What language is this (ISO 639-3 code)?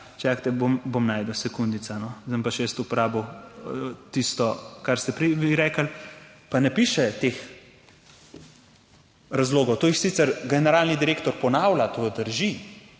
slv